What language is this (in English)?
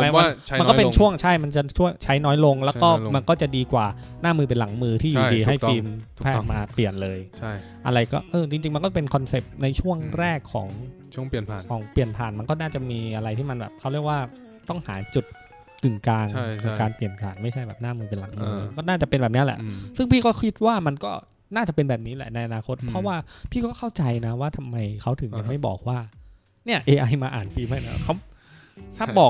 Thai